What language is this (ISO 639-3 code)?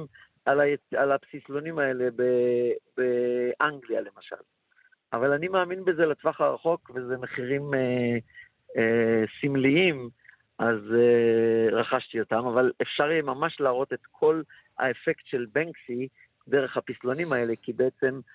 heb